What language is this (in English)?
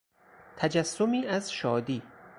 Persian